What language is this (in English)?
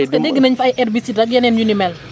Wolof